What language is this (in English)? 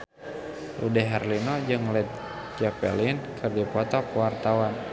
Sundanese